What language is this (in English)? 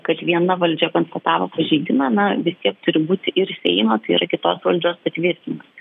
Lithuanian